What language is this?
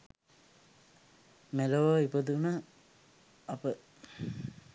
Sinhala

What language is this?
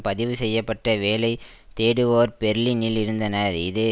Tamil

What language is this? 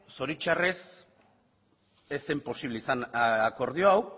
Basque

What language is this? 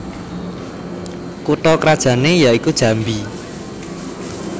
Javanese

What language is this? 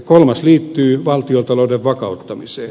Finnish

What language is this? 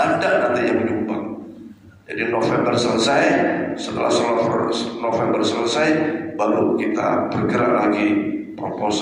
Indonesian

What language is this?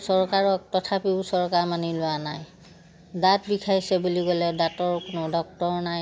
Assamese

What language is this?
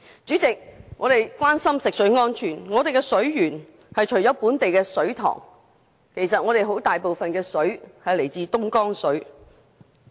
Cantonese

